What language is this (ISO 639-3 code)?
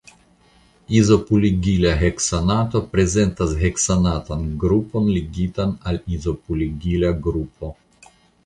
epo